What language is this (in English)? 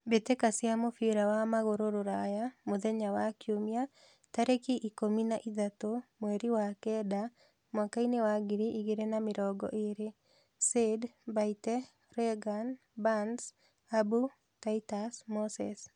Kikuyu